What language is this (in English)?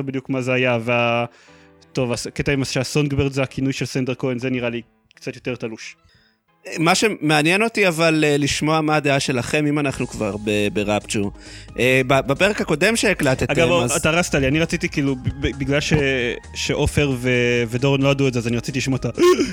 Hebrew